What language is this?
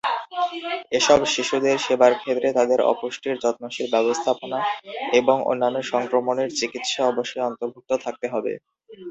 Bangla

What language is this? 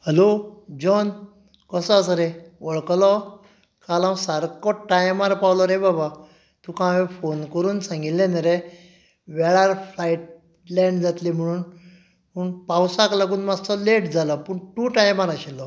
Konkani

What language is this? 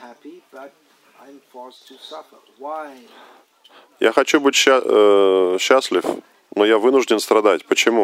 Russian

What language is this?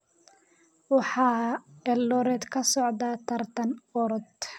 Somali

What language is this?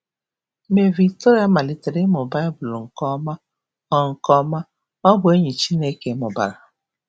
Igbo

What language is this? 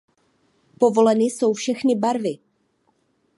Czech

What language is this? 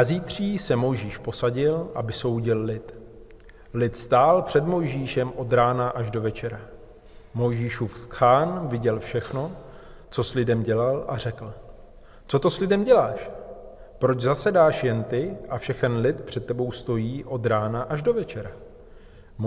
Czech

